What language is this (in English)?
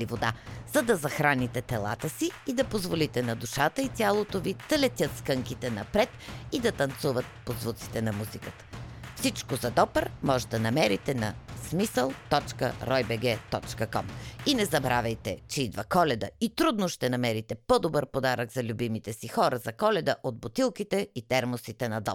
Bulgarian